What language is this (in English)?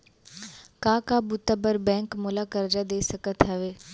Chhattisgarhi